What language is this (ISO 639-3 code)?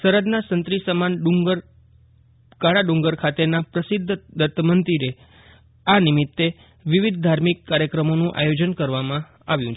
guj